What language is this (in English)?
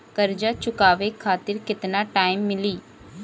Bhojpuri